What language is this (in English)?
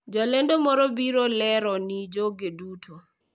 Luo (Kenya and Tanzania)